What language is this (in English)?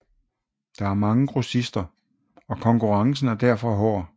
Danish